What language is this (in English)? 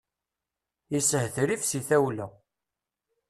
Kabyle